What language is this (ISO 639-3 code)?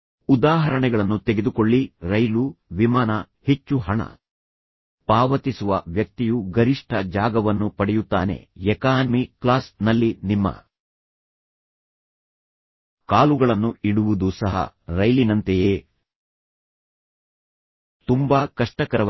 kan